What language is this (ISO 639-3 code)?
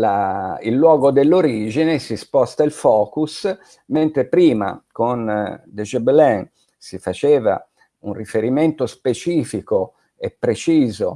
ita